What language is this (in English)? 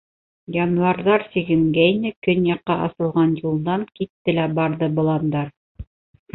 Bashkir